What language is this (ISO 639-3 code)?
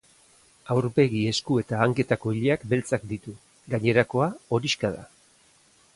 eus